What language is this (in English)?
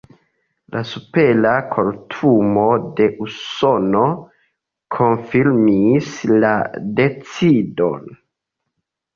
Esperanto